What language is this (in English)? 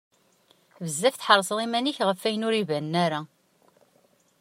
Kabyle